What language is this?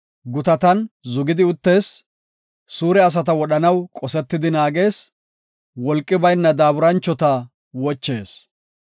Gofa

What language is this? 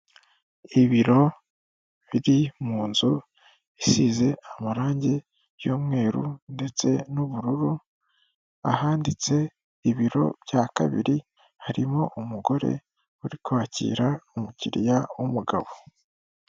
Kinyarwanda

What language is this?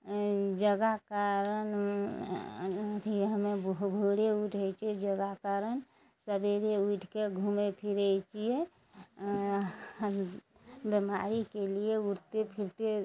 Maithili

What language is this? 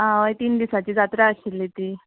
Konkani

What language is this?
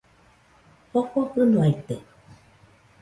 Nüpode Huitoto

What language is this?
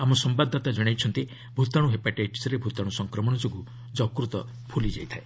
Odia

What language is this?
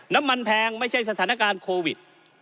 Thai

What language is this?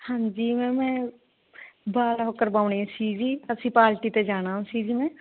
Punjabi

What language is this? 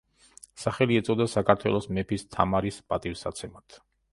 Georgian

